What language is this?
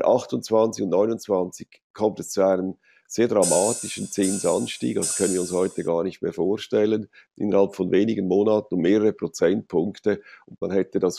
German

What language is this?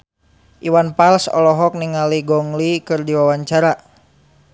Sundanese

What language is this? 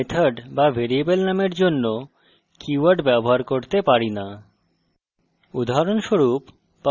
Bangla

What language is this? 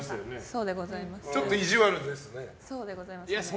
Japanese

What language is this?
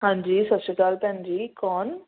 Punjabi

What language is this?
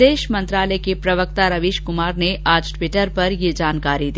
Hindi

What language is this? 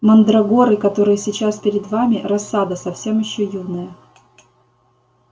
Russian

